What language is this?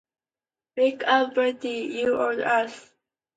English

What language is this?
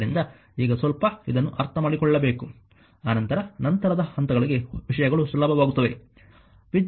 Kannada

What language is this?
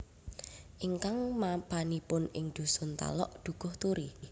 Javanese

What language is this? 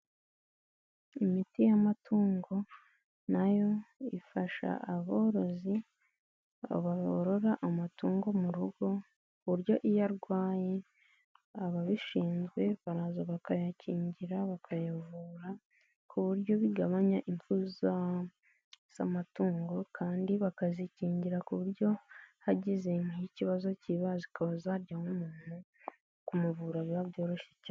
Kinyarwanda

